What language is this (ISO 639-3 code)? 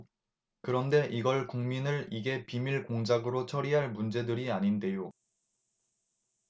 kor